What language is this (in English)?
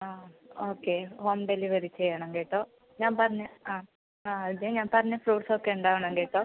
Malayalam